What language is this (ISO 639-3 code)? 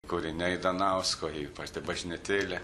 lit